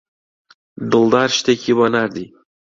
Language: Central Kurdish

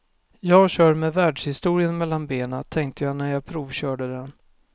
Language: Swedish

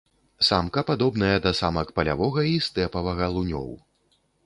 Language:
Belarusian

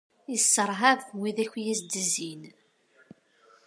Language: Kabyle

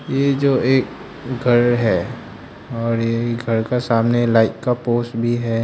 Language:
Hindi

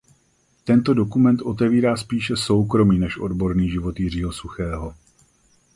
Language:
Czech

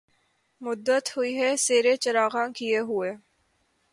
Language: Urdu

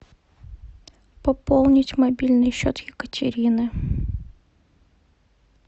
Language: Russian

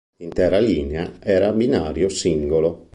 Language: Italian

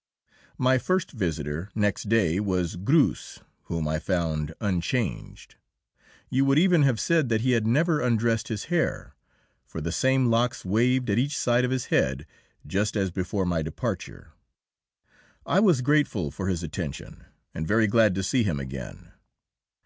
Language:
English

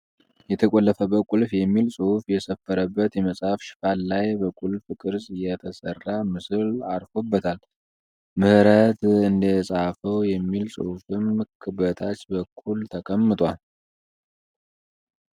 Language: Amharic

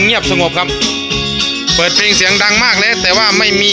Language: Thai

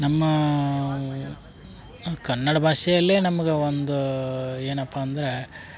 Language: Kannada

